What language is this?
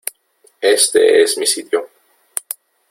Spanish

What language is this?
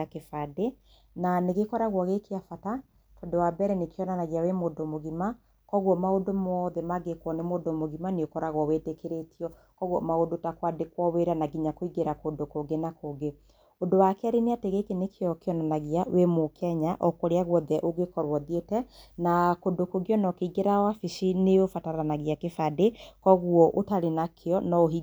Kikuyu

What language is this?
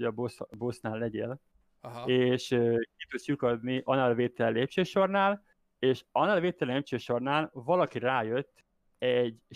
Hungarian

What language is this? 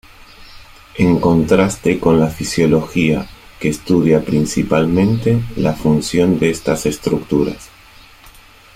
Spanish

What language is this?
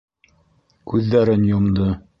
Bashkir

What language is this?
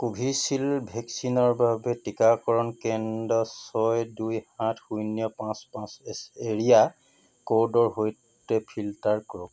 Assamese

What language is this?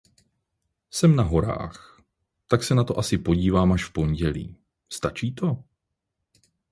Czech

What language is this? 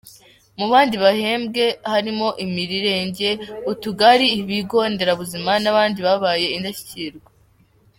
Kinyarwanda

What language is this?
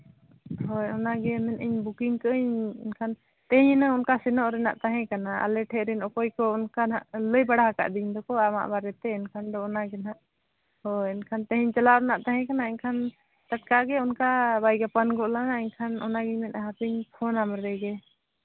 Santali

